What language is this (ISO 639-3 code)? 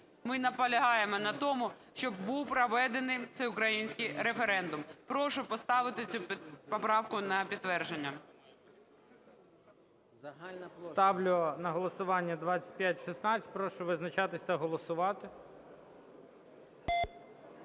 ukr